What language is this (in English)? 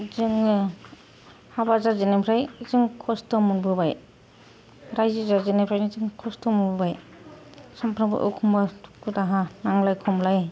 Bodo